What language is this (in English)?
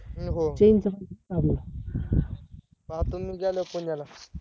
Marathi